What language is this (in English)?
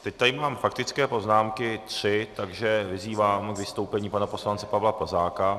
Czech